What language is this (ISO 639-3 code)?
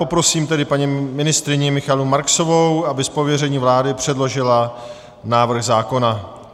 ces